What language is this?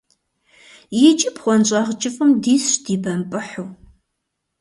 Kabardian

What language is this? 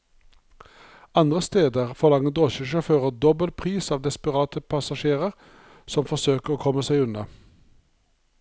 Norwegian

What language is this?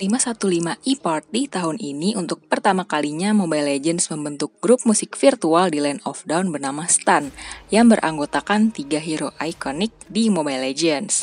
Indonesian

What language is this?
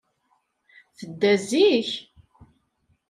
Kabyle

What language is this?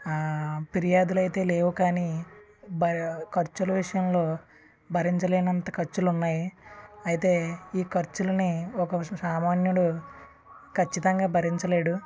Telugu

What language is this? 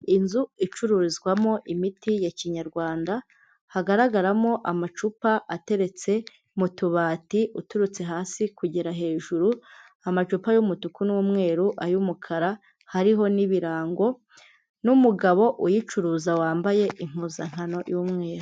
Kinyarwanda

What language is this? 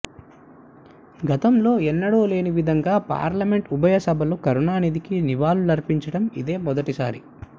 Telugu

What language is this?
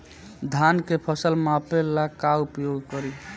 Bhojpuri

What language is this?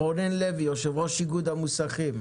Hebrew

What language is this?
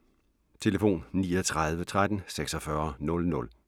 Danish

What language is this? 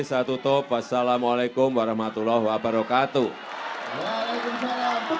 Indonesian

